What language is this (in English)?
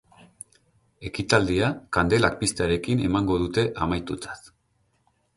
Basque